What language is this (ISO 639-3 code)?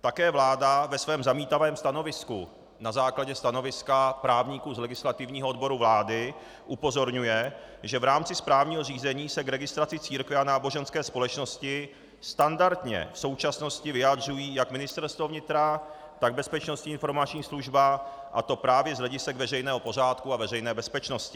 ces